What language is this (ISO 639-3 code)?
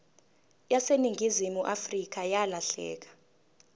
zul